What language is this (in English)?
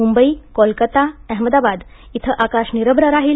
Marathi